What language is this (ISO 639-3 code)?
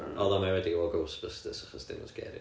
cym